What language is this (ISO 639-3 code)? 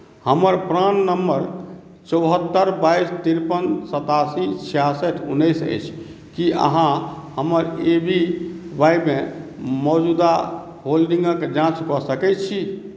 mai